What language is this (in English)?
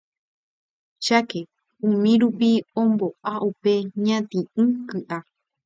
Guarani